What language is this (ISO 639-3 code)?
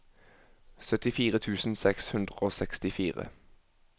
nor